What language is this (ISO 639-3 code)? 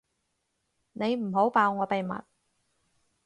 yue